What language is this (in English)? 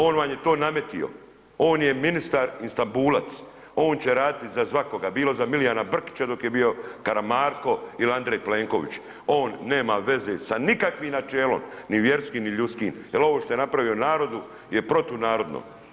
Croatian